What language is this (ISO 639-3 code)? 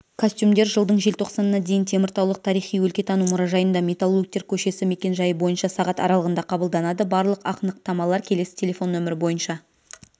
kaz